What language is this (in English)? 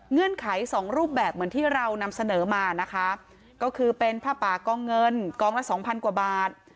Thai